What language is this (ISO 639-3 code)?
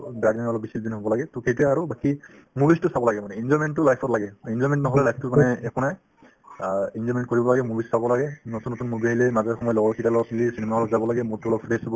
asm